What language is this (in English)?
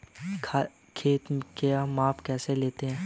Hindi